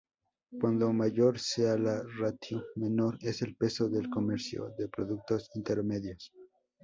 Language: Spanish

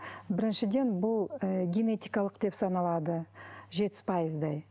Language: Kazakh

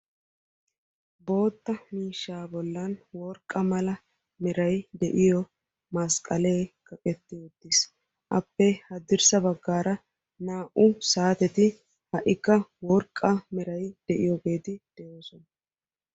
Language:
Wolaytta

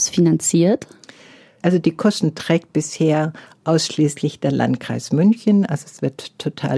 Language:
German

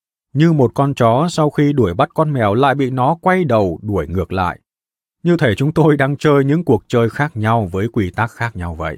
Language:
Vietnamese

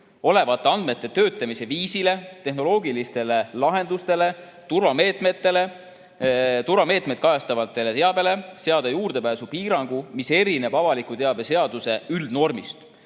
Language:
Estonian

